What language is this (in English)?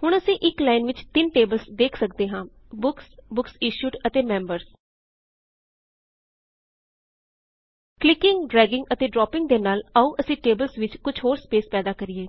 Punjabi